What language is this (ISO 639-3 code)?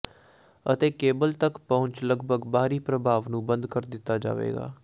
pan